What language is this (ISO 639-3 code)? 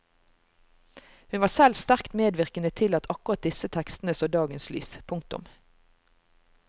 nor